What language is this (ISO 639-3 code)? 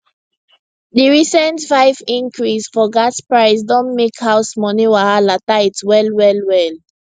pcm